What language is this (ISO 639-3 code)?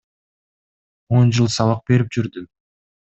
kir